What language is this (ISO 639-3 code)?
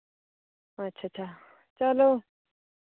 doi